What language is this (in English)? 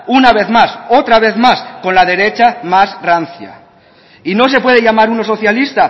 Spanish